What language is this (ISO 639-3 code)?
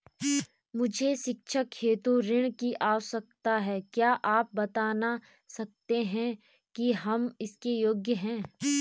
hin